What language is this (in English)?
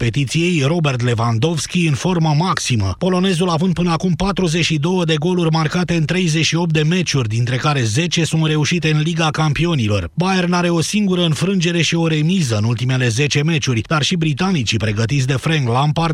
Romanian